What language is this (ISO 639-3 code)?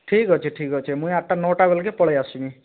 ori